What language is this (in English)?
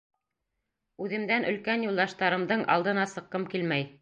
Bashkir